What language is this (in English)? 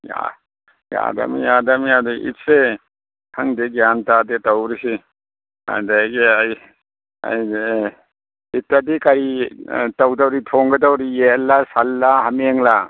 Manipuri